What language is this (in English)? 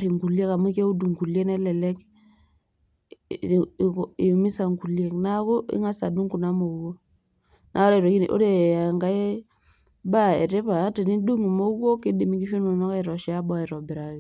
Masai